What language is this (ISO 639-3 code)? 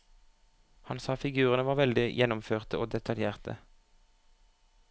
nor